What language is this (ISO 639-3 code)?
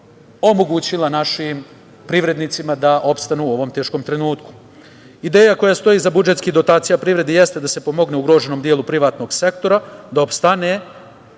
srp